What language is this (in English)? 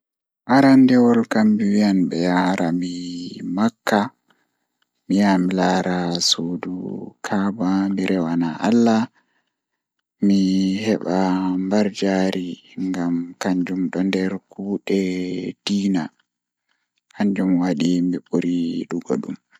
Fula